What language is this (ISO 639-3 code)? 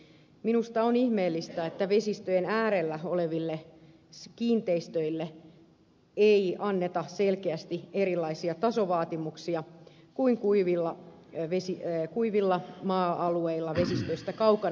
fin